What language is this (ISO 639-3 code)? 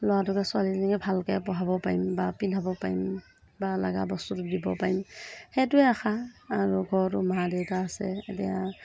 asm